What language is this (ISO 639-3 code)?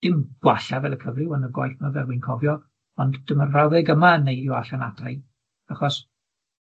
cym